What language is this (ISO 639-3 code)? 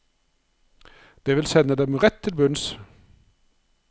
nor